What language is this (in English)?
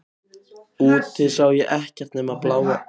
Icelandic